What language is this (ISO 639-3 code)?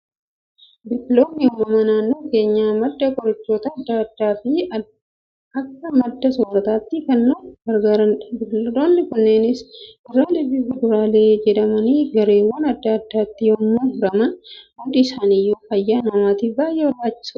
orm